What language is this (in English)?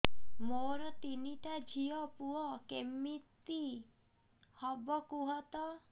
Odia